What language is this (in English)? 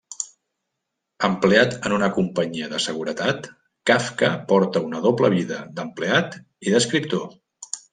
Catalan